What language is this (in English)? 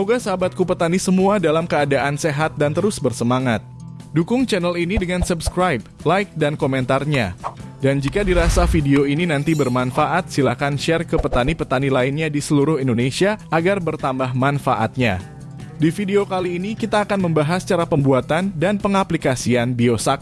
Indonesian